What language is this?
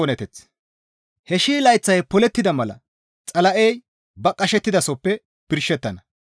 Gamo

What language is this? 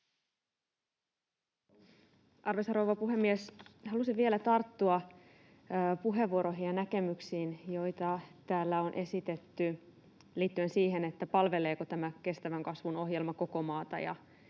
Finnish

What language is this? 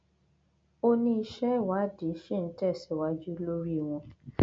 Yoruba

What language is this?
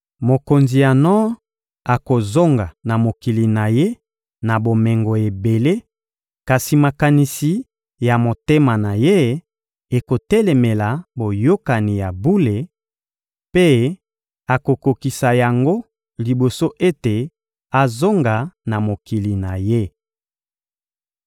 Lingala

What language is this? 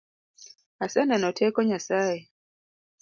Luo (Kenya and Tanzania)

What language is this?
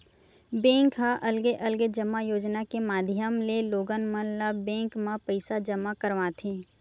Chhattisgarhi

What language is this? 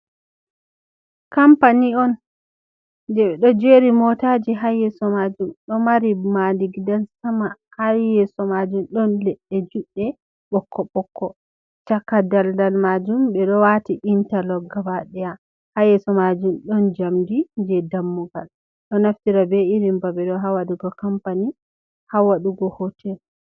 Fula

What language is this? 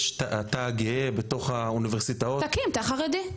Hebrew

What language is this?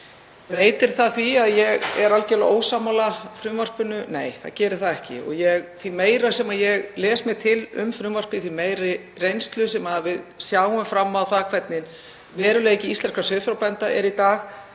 Icelandic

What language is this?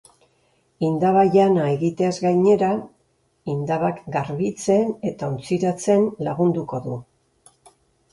Basque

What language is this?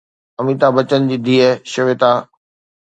Sindhi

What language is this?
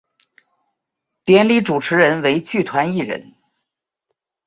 Chinese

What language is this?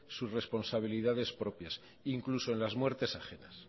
Spanish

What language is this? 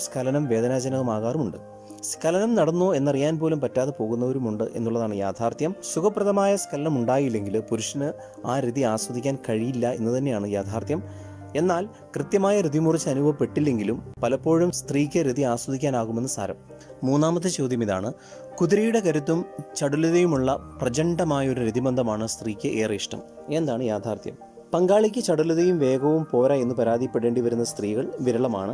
Malayalam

